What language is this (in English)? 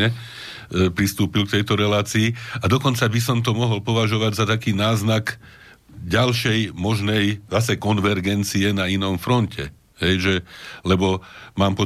Slovak